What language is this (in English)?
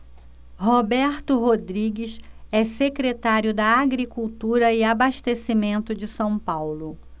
Portuguese